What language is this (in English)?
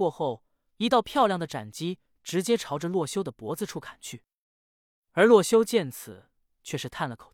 Chinese